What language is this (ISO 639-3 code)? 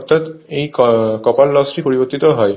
ben